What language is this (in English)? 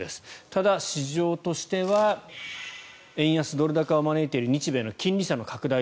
Japanese